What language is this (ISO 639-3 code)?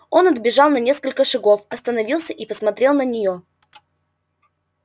rus